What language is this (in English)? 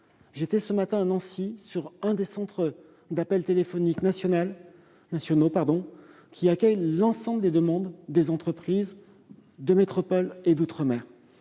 French